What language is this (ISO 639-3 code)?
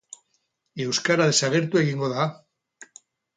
eus